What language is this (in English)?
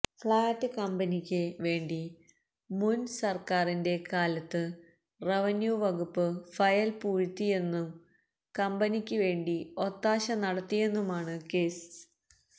Malayalam